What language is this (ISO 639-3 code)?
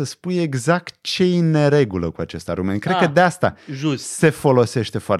ron